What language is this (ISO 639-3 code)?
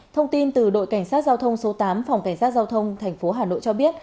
vie